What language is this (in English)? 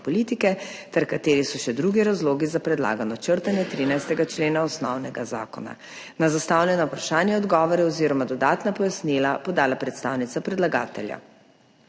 Slovenian